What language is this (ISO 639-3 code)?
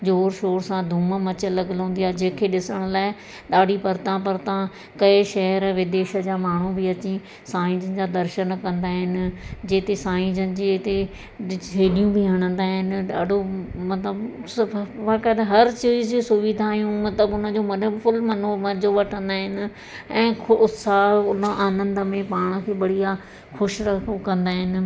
snd